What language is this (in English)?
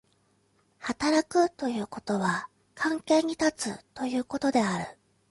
Japanese